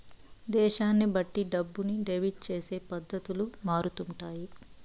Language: Telugu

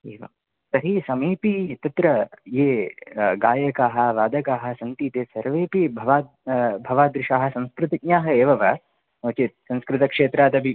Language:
Sanskrit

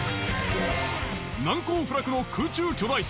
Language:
Japanese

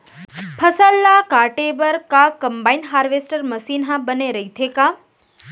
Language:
Chhattisgarhi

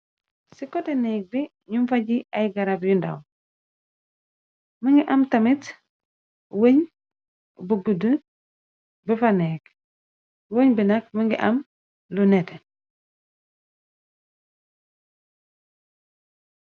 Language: Wolof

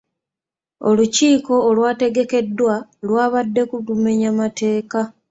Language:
Ganda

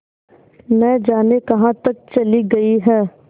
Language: Hindi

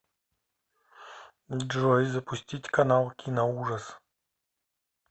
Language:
Russian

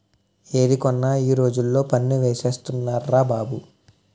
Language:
Telugu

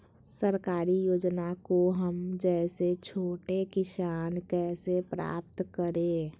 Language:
Magahi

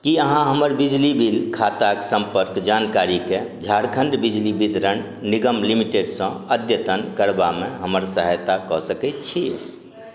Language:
Maithili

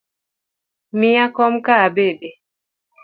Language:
Luo (Kenya and Tanzania)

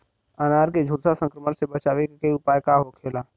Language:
Bhojpuri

